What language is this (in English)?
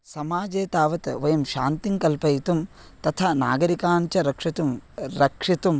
Sanskrit